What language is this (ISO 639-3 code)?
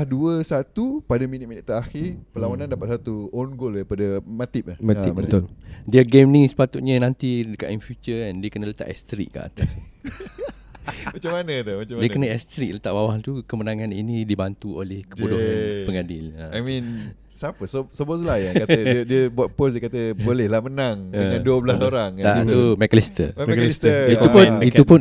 msa